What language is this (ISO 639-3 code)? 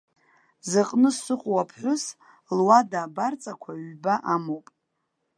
abk